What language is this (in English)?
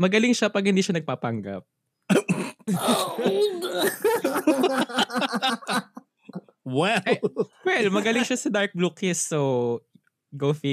Filipino